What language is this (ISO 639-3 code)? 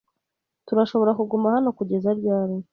kin